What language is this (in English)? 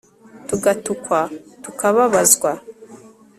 Kinyarwanda